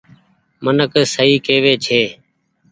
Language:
Goaria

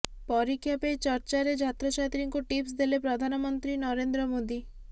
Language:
Odia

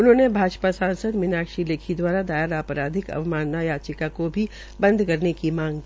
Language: Hindi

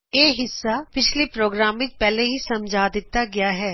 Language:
Punjabi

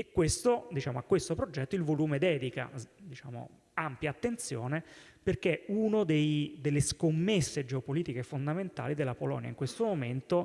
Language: Italian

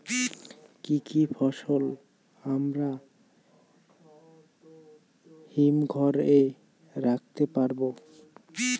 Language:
Bangla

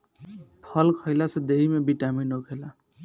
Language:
Bhojpuri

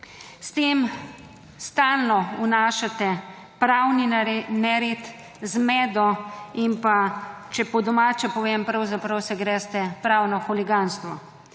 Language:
Slovenian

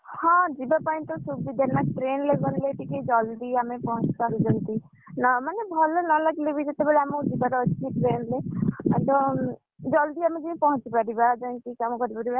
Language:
Odia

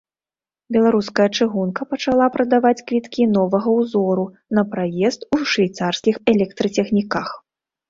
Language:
Belarusian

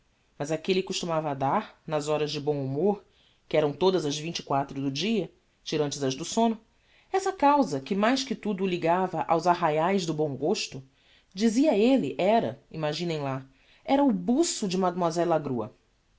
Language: Portuguese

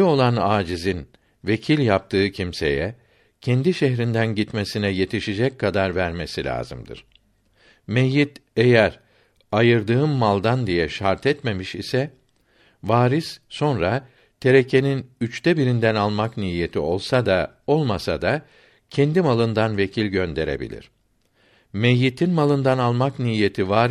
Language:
Turkish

